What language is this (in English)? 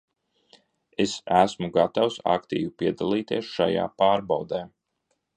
Latvian